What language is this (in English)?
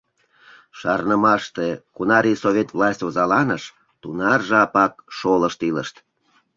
Mari